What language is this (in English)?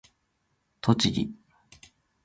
Japanese